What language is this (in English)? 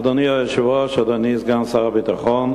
Hebrew